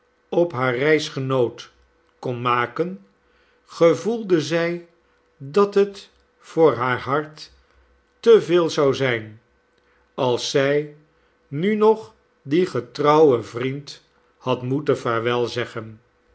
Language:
Dutch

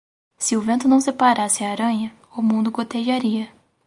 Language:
Portuguese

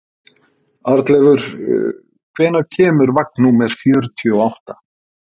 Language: Icelandic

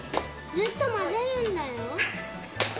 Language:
Japanese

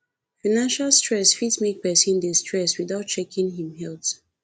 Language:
Nigerian Pidgin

